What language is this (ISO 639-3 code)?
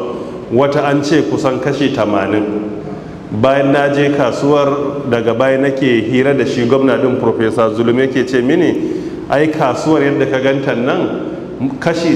ara